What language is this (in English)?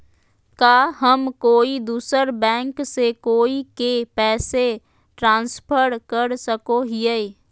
Magahi